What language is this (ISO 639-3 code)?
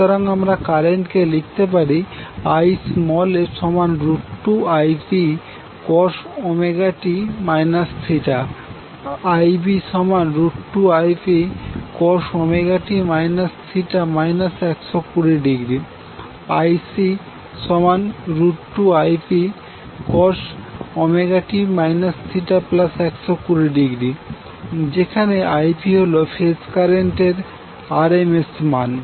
ben